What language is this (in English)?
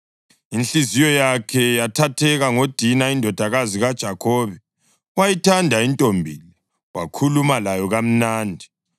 North Ndebele